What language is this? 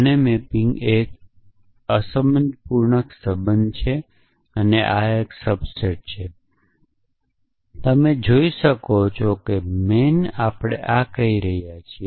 Gujarati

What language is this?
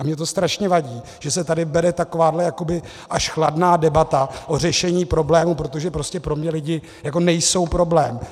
Czech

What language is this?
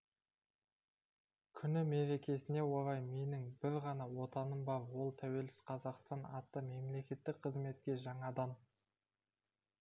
Kazakh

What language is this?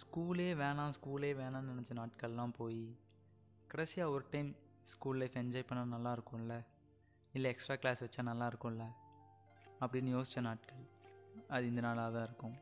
Tamil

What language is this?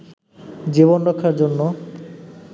Bangla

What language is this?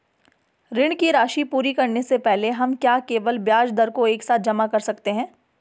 Hindi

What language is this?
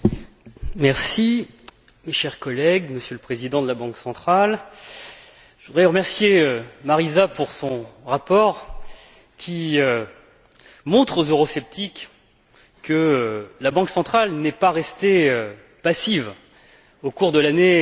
French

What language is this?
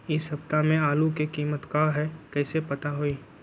Magahi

